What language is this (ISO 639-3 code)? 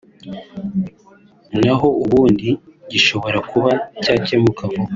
kin